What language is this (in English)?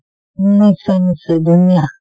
Assamese